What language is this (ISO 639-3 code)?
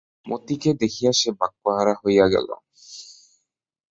ben